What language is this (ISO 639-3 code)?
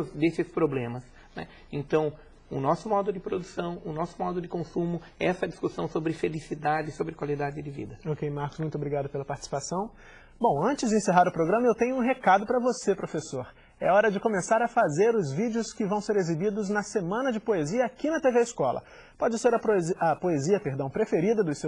por